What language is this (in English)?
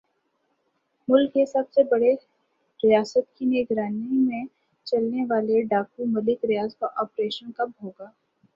Urdu